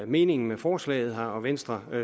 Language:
Danish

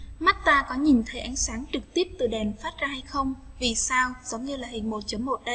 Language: Vietnamese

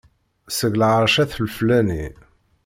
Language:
Kabyle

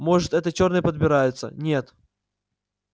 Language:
Russian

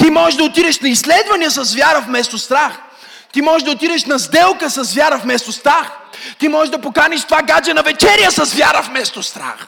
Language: Bulgarian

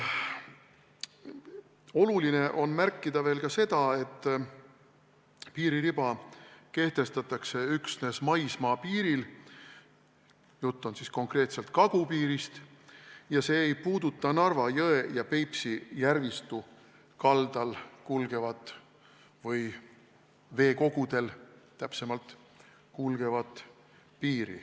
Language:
Estonian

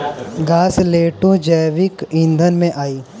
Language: Bhojpuri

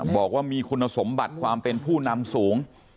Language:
Thai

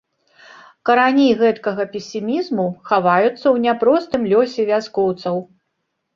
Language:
Belarusian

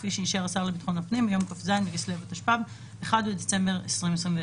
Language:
Hebrew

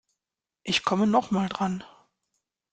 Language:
German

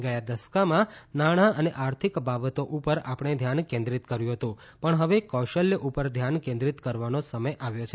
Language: Gujarati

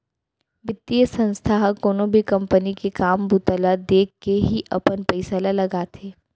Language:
Chhattisgarhi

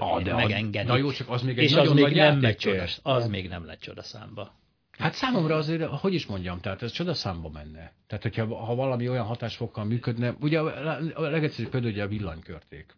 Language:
Hungarian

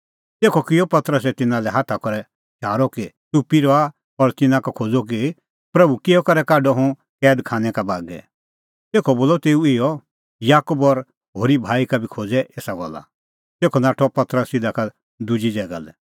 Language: Kullu Pahari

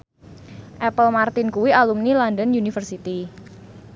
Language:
Javanese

